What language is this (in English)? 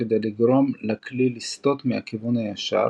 Hebrew